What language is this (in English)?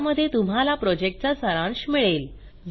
Marathi